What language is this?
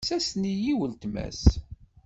Kabyle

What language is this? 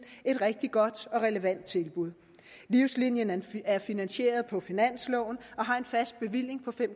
Danish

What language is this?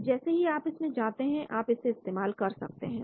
Hindi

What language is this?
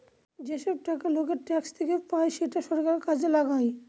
Bangla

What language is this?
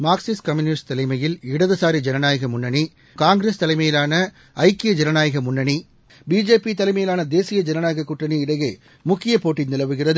Tamil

